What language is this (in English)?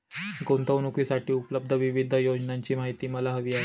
Marathi